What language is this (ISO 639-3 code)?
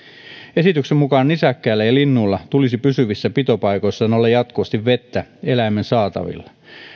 fin